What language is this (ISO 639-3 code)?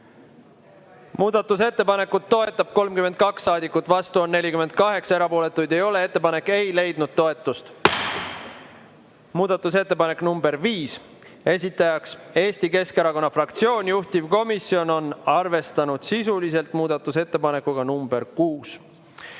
est